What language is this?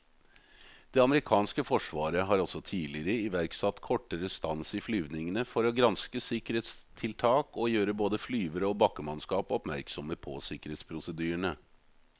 Norwegian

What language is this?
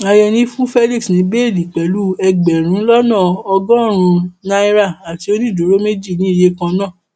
Yoruba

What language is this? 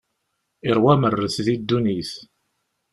Kabyle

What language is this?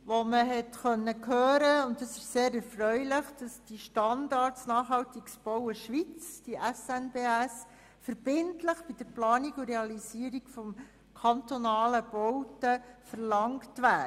Swiss German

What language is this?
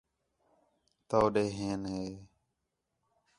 Khetrani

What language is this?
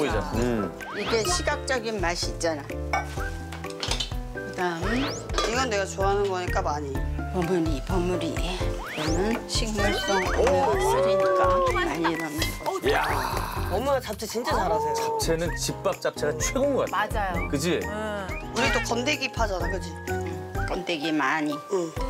Korean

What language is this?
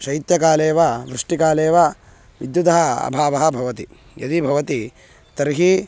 Sanskrit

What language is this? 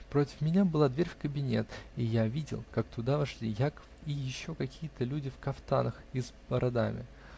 Russian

